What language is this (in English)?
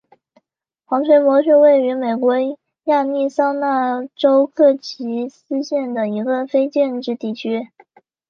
Chinese